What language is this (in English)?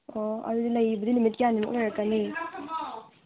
Manipuri